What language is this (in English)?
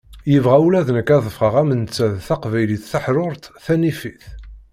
Kabyle